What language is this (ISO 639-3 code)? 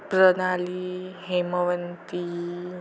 mar